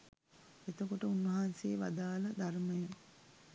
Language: Sinhala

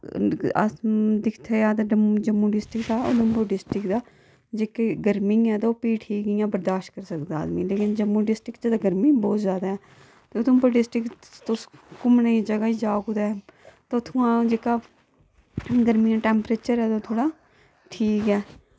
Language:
Dogri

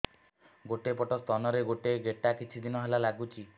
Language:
Odia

